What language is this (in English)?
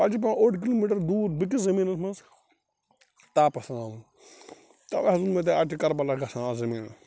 Kashmiri